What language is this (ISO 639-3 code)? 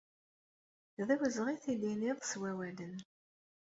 kab